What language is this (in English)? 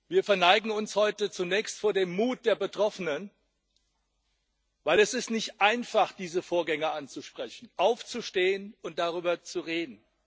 German